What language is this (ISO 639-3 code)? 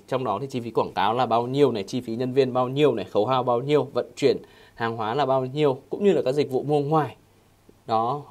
vie